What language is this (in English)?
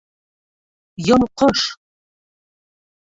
Bashkir